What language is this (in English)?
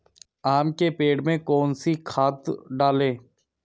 Hindi